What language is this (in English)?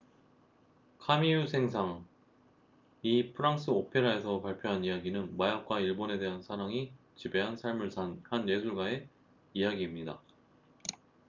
Korean